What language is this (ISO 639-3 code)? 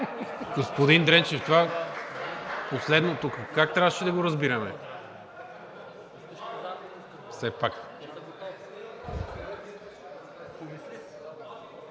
bul